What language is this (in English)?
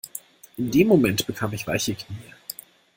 German